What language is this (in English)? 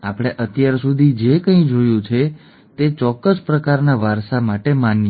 Gujarati